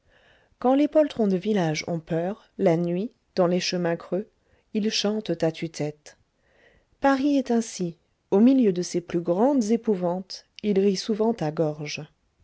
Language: French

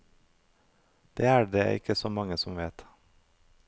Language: Norwegian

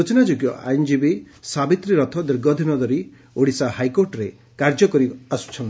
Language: Odia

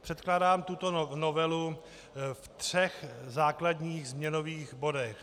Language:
Czech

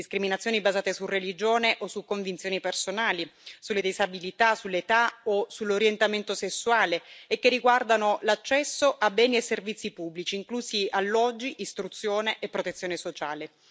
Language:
Italian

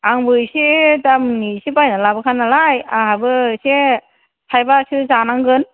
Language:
Bodo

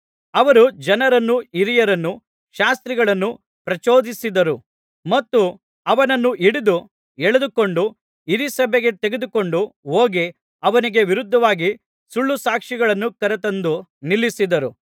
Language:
Kannada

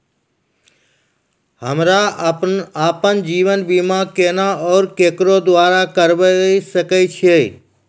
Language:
Maithili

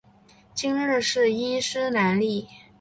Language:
Chinese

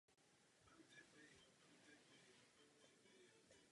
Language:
Czech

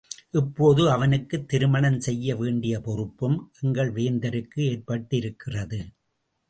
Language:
Tamil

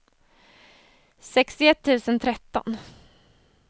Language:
Swedish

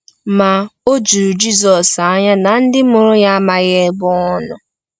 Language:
Igbo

